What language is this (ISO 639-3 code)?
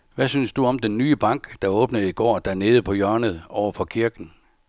dan